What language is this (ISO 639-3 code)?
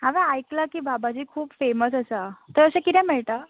kok